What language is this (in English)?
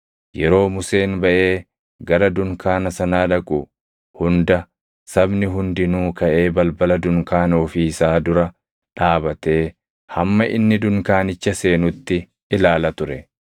Oromo